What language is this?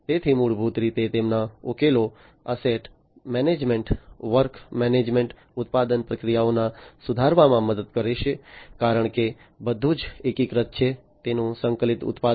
Gujarati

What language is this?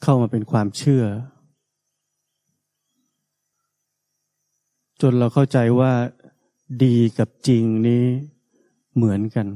Thai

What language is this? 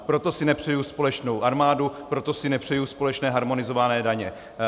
Czech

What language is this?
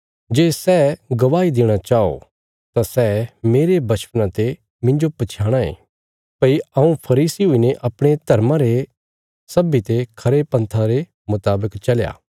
Bilaspuri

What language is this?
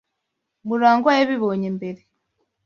Kinyarwanda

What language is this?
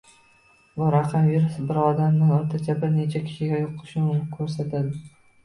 Uzbek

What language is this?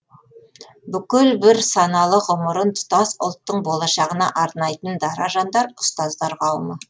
Kazakh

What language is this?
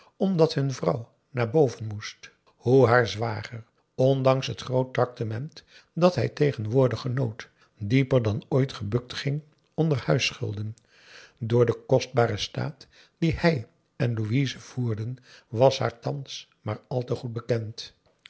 Dutch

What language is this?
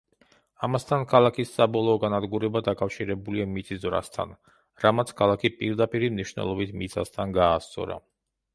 Georgian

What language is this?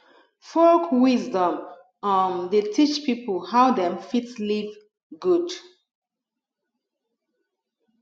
Nigerian Pidgin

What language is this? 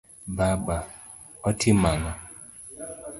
Luo (Kenya and Tanzania)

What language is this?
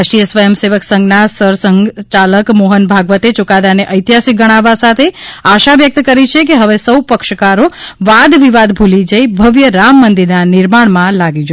Gujarati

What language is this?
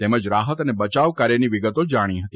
Gujarati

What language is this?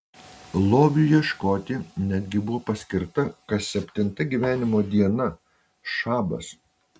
Lithuanian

